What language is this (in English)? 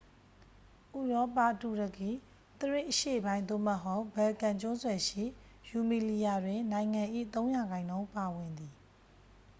Burmese